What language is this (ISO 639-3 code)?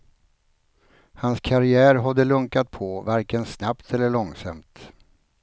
swe